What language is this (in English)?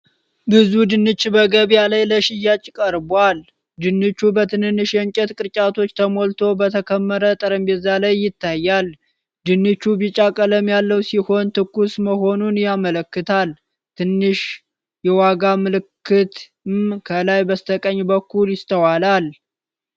Amharic